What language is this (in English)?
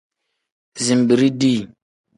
Tem